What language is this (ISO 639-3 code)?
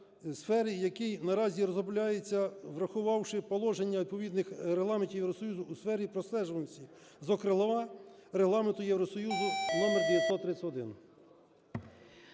ukr